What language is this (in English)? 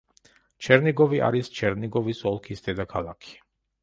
Georgian